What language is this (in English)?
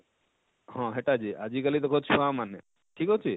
Odia